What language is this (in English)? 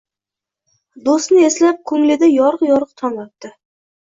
Uzbek